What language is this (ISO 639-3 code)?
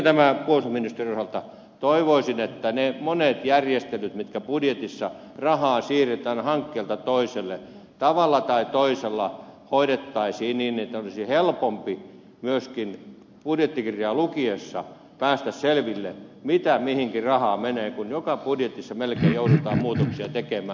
fin